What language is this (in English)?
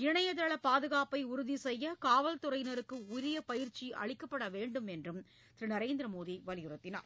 Tamil